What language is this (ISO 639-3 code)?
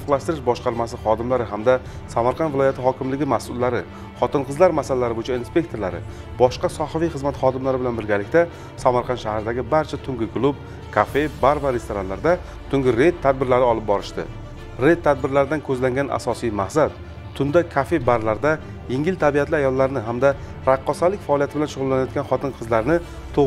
tur